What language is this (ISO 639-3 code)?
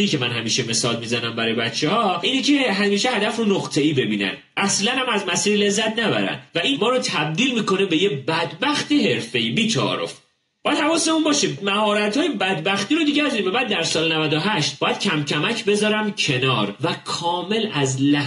fas